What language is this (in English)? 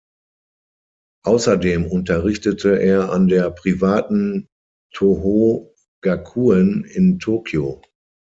German